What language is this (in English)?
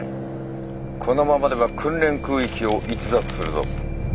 Japanese